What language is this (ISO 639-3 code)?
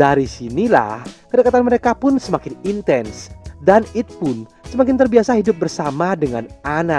ind